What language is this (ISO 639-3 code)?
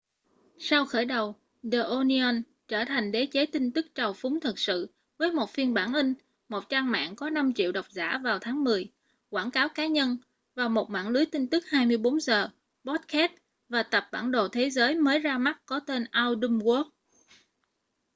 vie